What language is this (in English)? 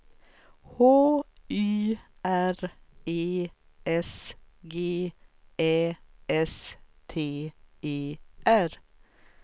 Swedish